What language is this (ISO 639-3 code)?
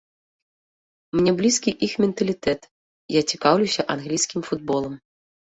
bel